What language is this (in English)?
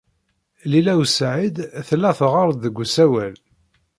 Kabyle